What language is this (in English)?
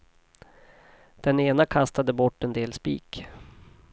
Swedish